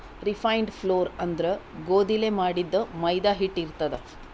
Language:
Kannada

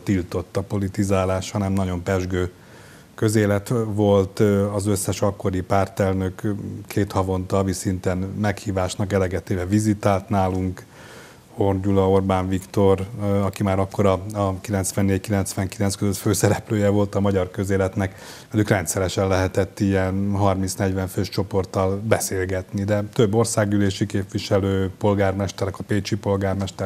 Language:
Hungarian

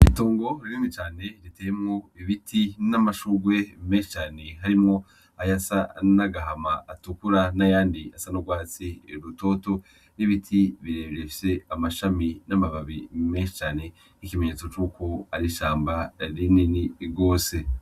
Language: Rundi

